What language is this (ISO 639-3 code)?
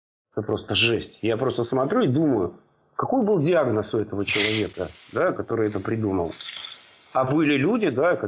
rus